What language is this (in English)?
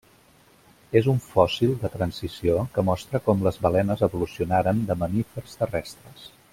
Catalan